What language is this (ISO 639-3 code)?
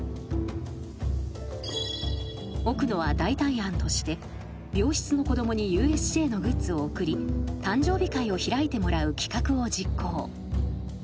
jpn